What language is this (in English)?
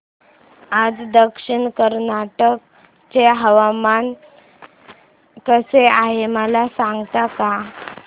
Marathi